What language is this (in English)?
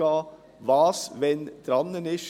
Swiss German